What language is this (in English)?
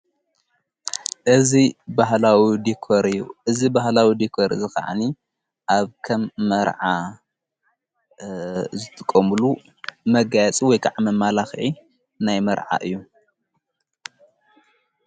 Tigrinya